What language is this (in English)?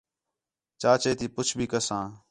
Khetrani